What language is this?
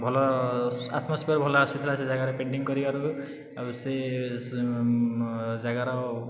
Odia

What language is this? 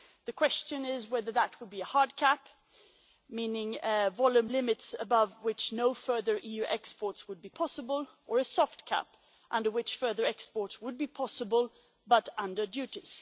English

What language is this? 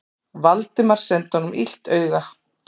Icelandic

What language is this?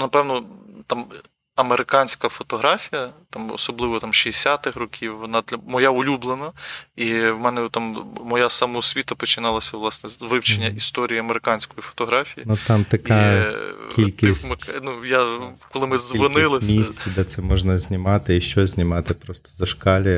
Ukrainian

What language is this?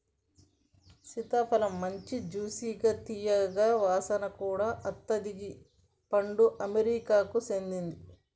Telugu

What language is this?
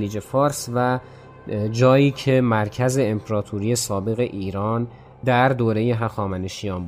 Persian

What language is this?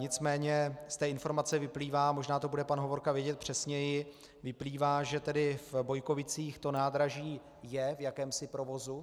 Czech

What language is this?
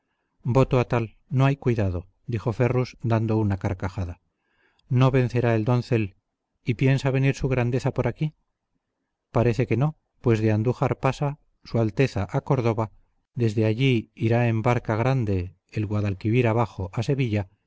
Spanish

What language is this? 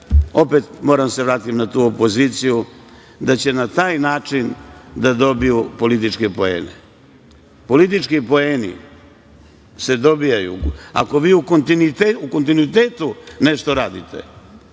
Serbian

